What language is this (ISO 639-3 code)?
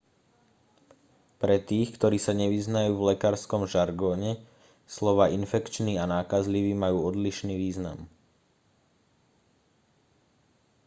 slk